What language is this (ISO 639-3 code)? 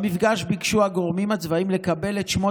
heb